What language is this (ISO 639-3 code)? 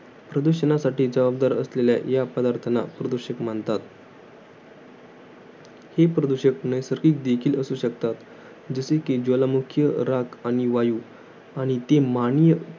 mar